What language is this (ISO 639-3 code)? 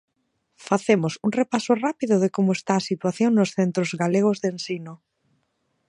glg